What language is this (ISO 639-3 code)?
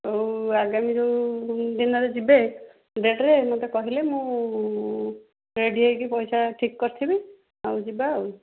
ori